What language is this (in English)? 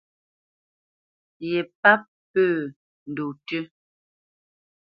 Bamenyam